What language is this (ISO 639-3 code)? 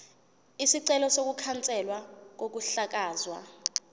zul